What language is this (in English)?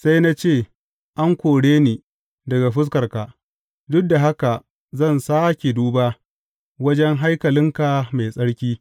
Hausa